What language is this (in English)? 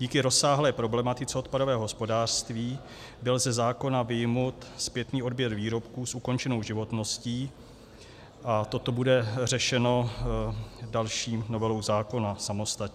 Czech